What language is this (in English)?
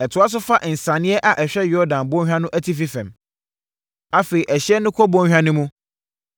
Akan